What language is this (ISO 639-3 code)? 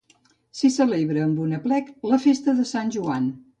cat